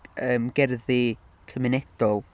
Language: Welsh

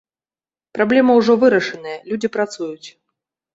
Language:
Belarusian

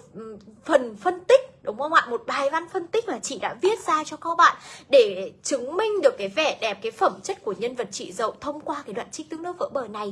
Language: Vietnamese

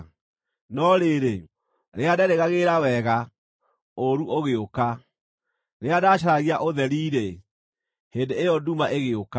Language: Kikuyu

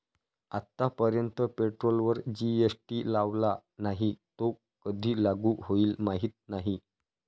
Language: Marathi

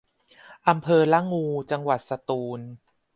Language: Thai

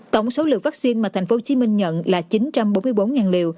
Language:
Vietnamese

